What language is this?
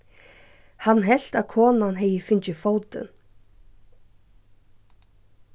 Faroese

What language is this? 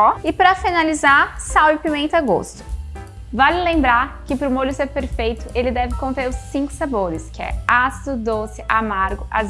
Portuguese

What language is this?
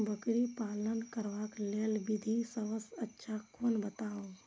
Maithili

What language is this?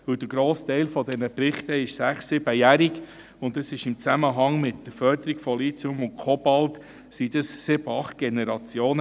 Swiss German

